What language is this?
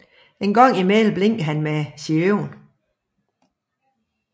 Danish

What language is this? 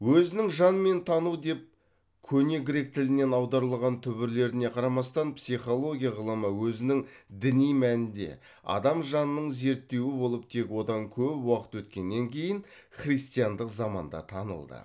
Kazakh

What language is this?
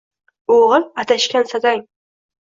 Uzbek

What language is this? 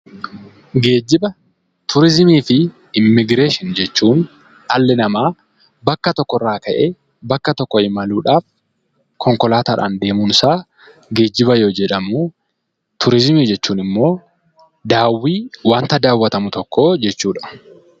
Oromo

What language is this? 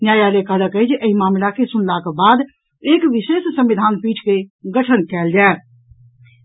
Maithili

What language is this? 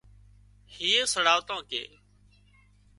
Wadiyara Koli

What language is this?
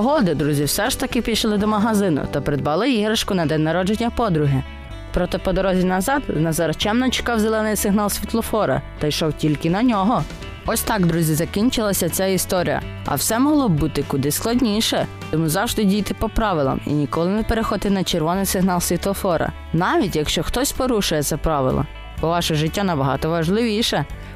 Ukrainian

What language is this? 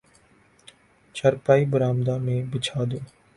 Urdu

